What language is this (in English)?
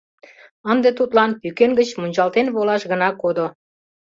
Mari